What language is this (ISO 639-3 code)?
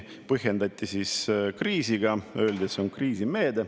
est